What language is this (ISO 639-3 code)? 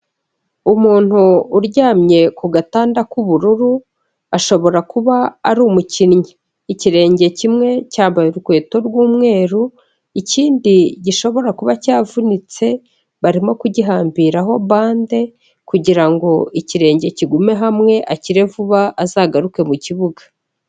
kin